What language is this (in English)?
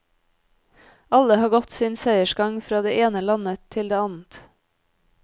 Norwegian